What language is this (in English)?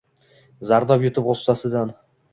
Uzbek